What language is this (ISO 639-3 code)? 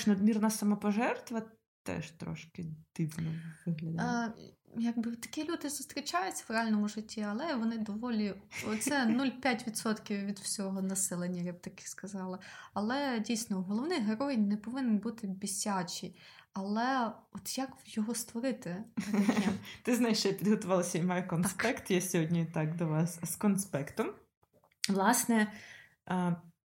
ukr